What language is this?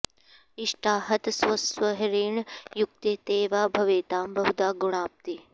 Sanskrit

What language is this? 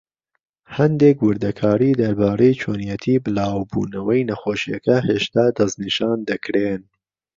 Central Kurdish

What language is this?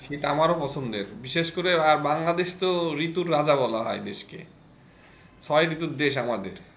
Bangla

